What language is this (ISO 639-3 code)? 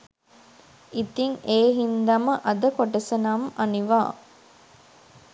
sin